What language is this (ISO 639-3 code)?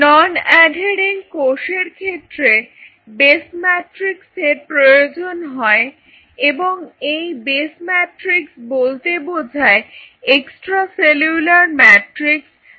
ben